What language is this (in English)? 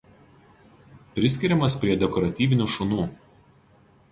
Lithuanian